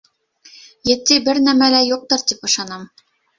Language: Bashkir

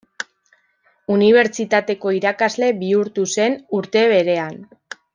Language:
Basque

